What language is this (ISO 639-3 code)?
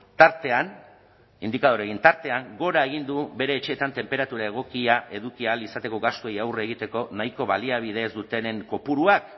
eus